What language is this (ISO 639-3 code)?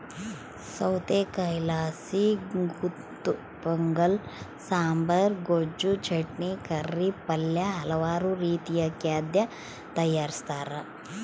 kan